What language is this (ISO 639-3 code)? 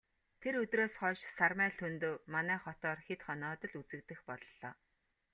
mon